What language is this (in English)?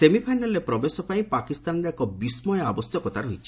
Odia